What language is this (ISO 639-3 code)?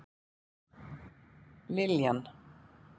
isl